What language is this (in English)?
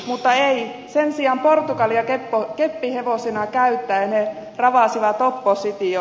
Finnish